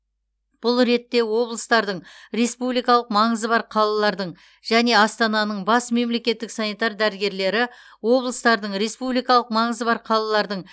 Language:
Kazakh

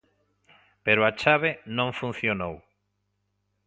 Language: Galician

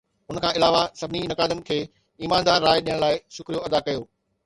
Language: Sindhi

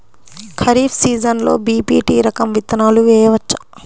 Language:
Telugu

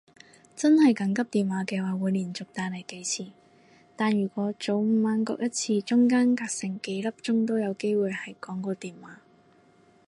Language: Cantonese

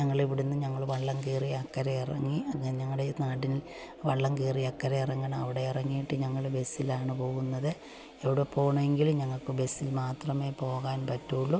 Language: Malayalam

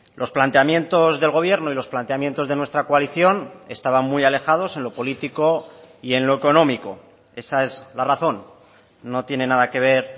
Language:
Spanish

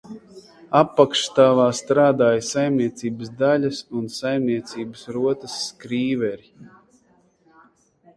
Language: Latvian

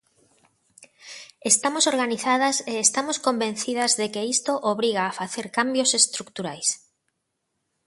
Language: Galician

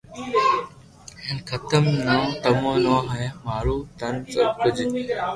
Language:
Loarki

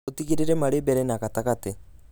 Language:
Kikuyu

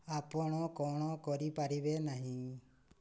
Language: Odia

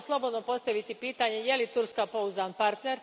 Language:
Croatian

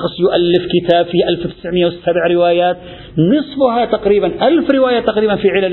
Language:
Arabic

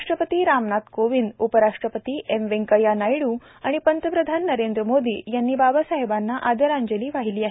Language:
Marathi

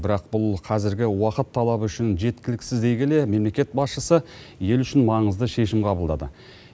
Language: Kazakh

